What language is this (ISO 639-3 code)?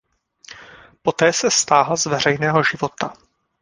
ces